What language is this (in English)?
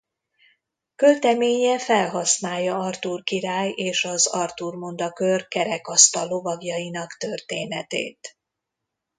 Hungarian